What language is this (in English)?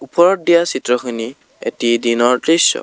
Assamese